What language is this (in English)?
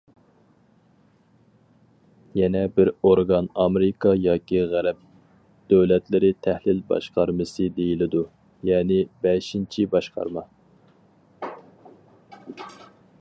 Uyghur